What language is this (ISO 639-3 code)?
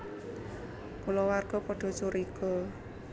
jav